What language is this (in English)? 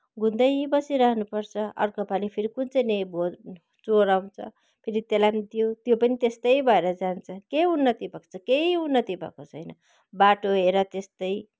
Nepali